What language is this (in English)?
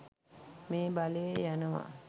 Sinhala